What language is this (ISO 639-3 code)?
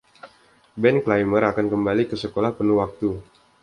ind